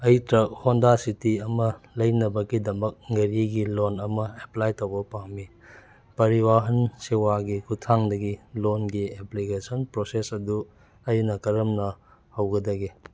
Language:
Manipuri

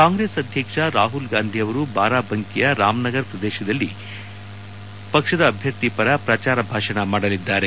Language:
Kannada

